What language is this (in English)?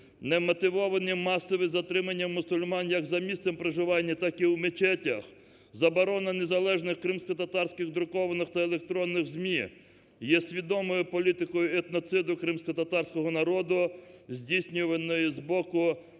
Ukrainian